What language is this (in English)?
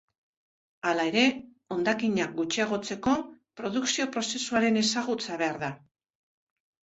Basque